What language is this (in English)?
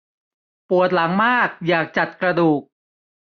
Thai